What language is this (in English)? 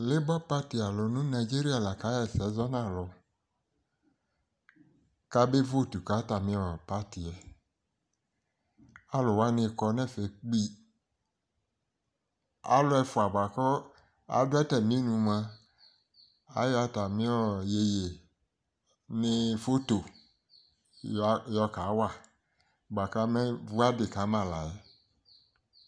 Ikposo